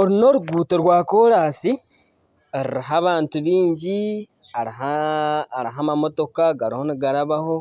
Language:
Nyankole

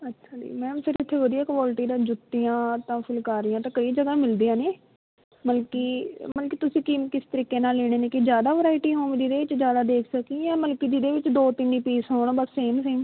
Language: Punjabi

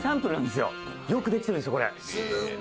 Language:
Japanese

